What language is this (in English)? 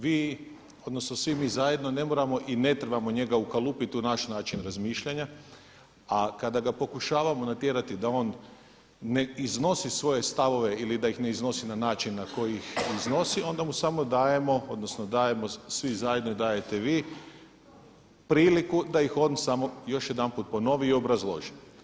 Croatian